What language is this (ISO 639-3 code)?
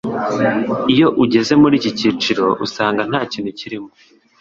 kin